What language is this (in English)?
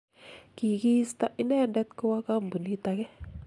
Kalenjin